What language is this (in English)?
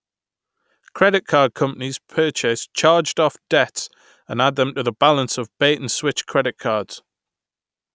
English